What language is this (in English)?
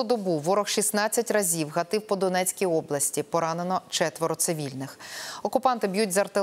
Ukrainian